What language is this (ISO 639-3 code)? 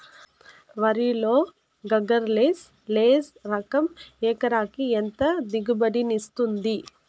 tel